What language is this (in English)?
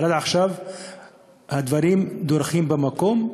Hebrew